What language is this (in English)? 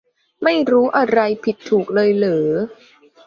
Thai